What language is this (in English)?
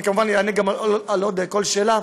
Hebrew